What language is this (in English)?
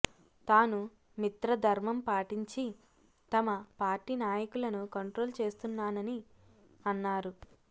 Telugu